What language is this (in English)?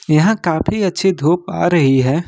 Hindi